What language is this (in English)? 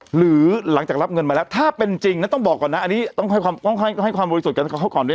Thai